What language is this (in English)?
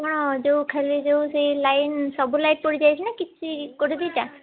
Odia